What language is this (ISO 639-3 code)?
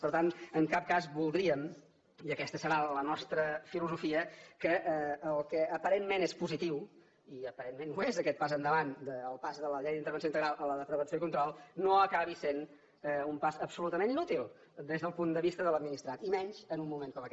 cat